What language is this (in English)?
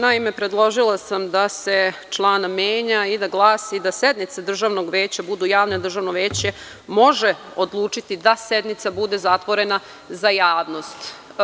Serbian